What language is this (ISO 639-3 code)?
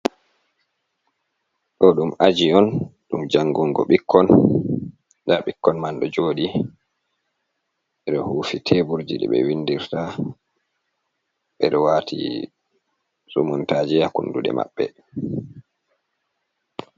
ful